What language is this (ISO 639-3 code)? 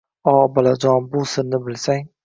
uzb